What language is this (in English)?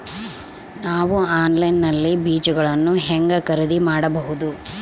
Kannada